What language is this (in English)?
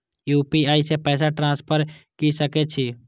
Maithili